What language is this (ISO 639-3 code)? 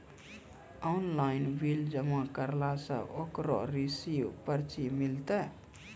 mai